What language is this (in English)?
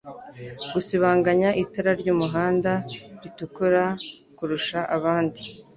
Kinyarwanda